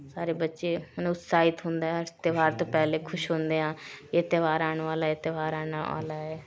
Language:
Punjabi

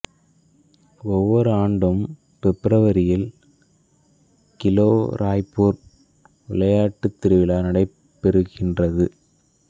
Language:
Tamil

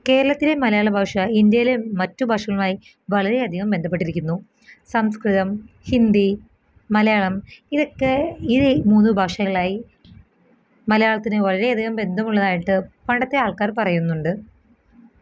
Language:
Malayalam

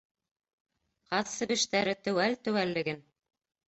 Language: Bashkir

